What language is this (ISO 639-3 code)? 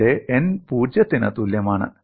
mal